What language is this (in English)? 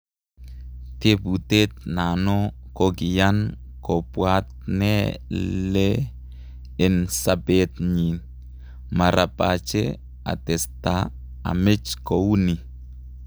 Kalenjin